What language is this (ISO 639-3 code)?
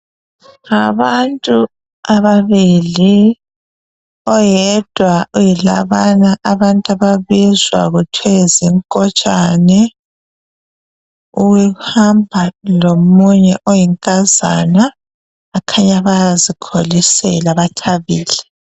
nde